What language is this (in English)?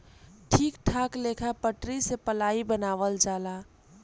Bhojpuri